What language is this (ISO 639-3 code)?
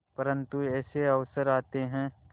hin